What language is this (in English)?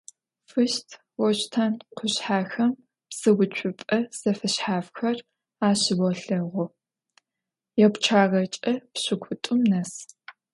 Adyghe